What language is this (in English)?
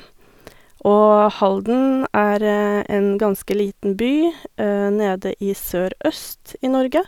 Norwegian